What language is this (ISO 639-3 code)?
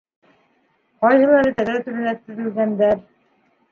bak